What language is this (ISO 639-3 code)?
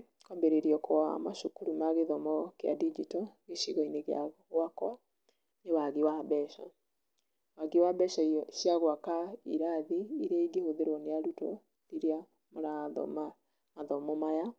kik